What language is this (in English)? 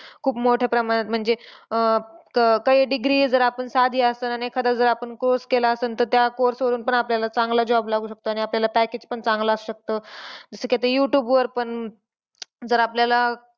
Marathi